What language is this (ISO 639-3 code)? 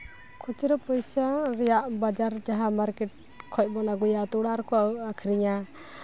sat